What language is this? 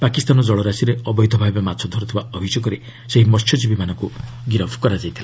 Odia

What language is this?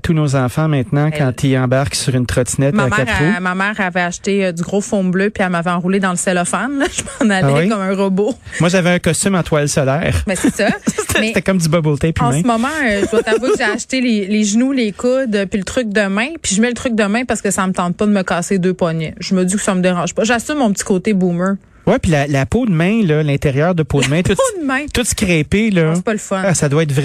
French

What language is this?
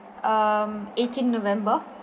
English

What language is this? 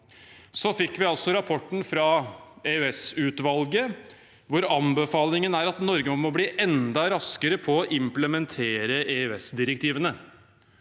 Norwegian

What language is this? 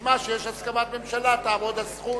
Hebrew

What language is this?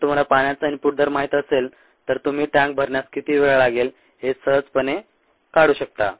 Marathi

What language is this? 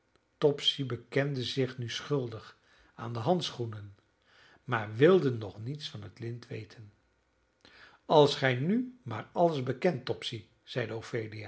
Dutch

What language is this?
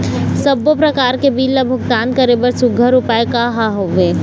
Chhattisgarhi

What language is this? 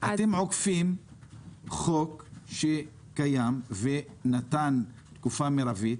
Hebrew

